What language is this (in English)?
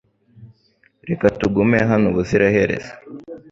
Kinyarwanda